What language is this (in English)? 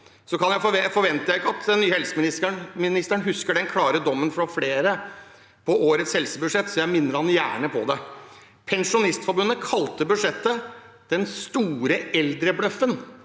Norwegian